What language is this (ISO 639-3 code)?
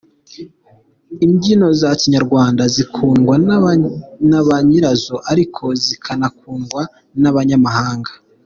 kin